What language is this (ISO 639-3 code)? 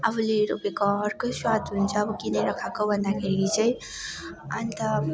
nep